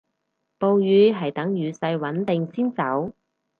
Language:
Cantonese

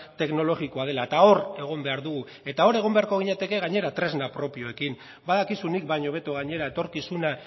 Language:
Basque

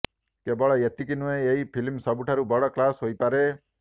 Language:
Odia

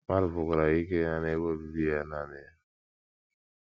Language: Igbo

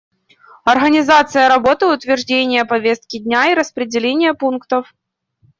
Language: Russian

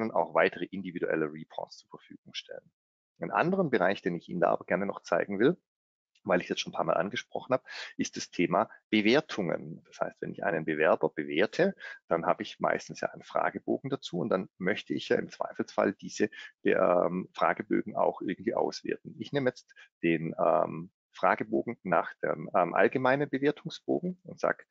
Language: German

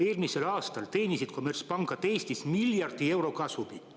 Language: Estonian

